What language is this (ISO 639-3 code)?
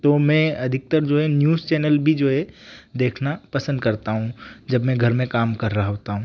hin